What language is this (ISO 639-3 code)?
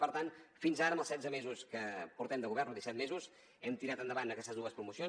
cat